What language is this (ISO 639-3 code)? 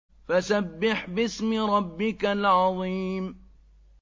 ara